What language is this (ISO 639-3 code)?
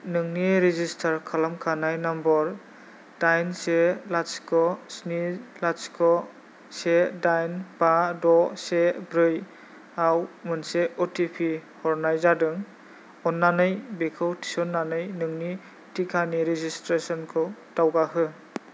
brx